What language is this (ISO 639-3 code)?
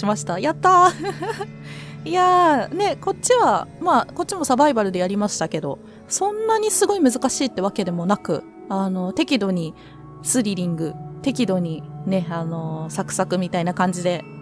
jpn